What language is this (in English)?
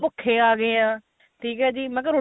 Punjabi